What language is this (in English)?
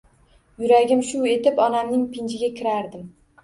Uzbek